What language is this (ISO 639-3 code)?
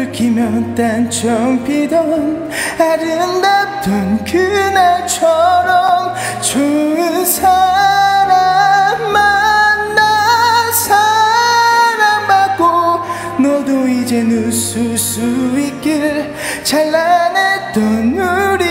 kor